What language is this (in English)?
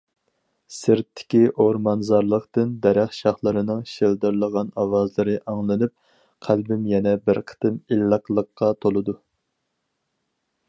Uyghur